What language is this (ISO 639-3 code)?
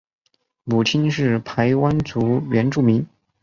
zho